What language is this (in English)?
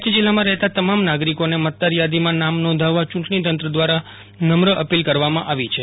Gujarati